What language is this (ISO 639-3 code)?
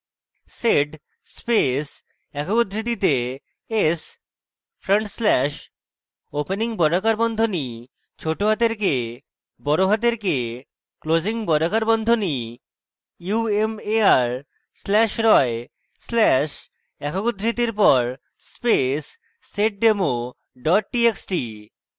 ben